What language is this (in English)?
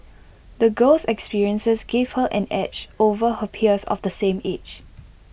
English